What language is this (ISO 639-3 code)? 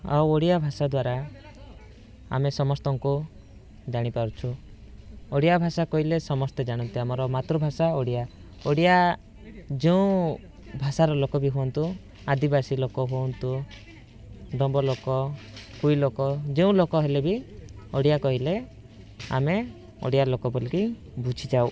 ori